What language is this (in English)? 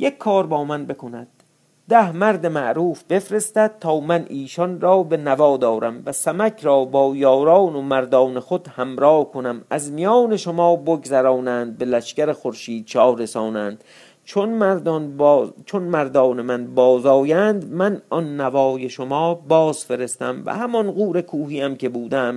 Persian